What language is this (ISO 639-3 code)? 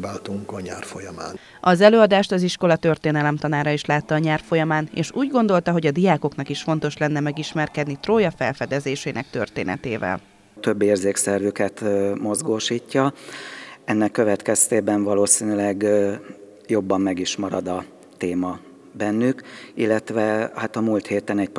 hun